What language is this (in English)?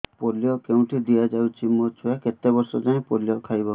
Odia